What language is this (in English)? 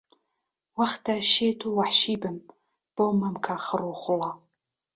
Central Kurdish